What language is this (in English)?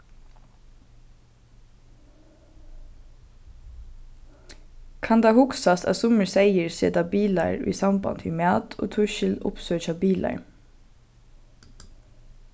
Faroese